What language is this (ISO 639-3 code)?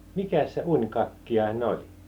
fin